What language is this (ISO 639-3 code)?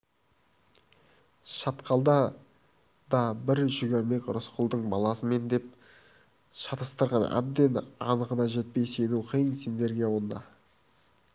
kaz